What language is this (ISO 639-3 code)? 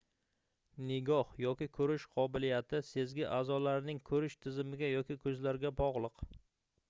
uzb